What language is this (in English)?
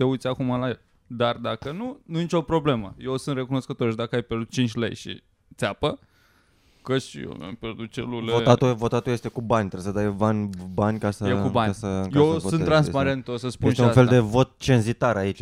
Romanian